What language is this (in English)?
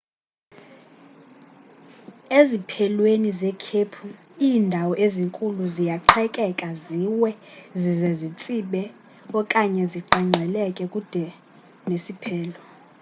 Xhosa